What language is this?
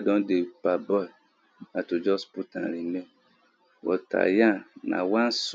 Nigerian Pidgin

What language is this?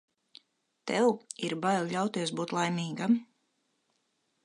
Latvian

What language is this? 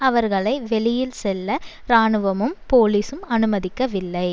Tamil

